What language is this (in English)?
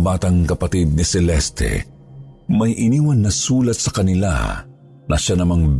Filipino